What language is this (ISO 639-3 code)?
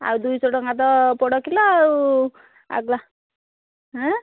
ori